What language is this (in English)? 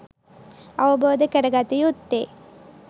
Sinhala